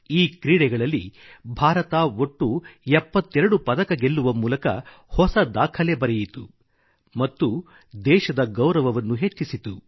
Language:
Kannada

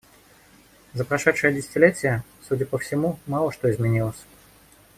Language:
Russian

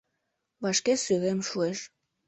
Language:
Mari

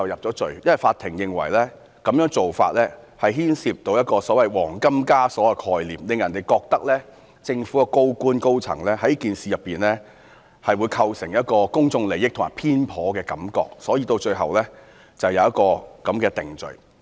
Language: Cantonese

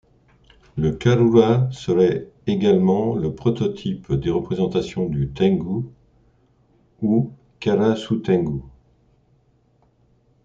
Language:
French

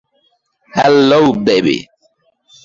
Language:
Bangla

